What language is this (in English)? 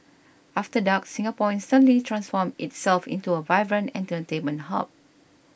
English